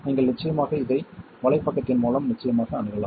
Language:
Tamil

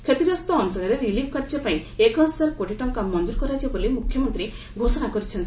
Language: Odia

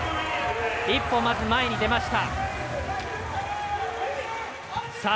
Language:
Japanese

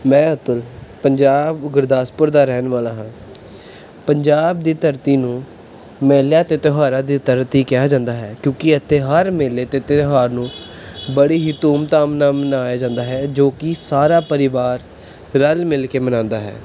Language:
Punjabi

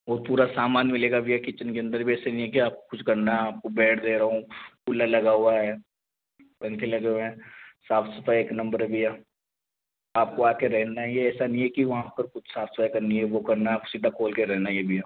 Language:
Hindi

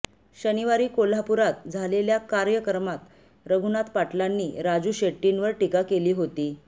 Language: Marathi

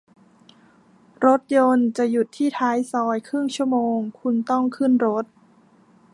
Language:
Thai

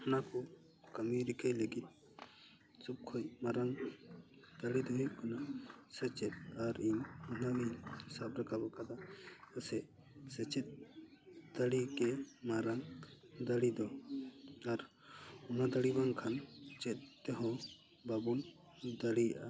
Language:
Santali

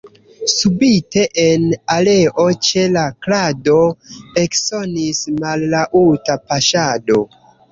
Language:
Esperanto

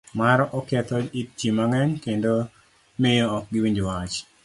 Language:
Luo (Kenya and Tanzania)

